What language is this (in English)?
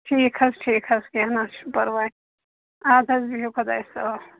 Kashmiri